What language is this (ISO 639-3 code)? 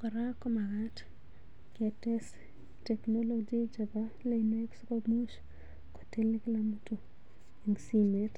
kln